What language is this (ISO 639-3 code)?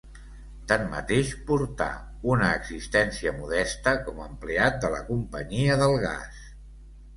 cat